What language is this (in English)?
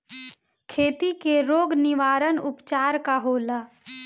Bhojpuri